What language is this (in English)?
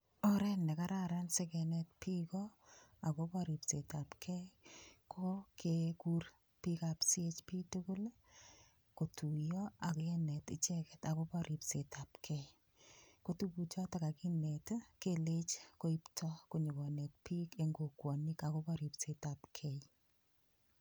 Kalenjin